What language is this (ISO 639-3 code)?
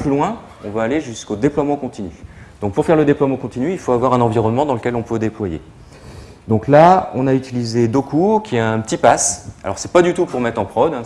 fra